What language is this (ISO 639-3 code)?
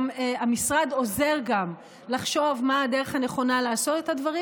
heb